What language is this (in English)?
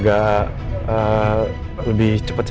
Indonesian